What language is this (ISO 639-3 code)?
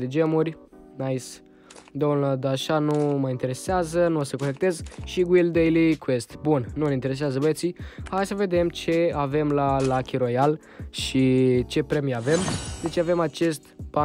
ron